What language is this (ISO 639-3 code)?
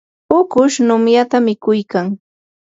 qur